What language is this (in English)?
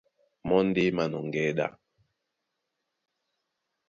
Duala